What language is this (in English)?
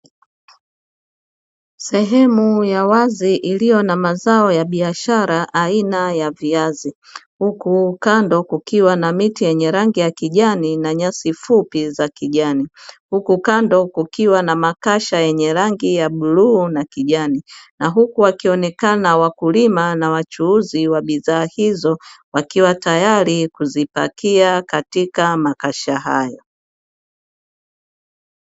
Swahili